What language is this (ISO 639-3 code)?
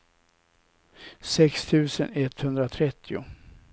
swe